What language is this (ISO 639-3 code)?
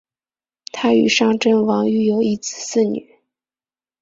zho